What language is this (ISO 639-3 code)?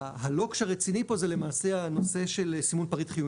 heb